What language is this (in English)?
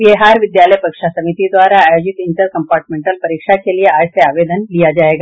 Hindi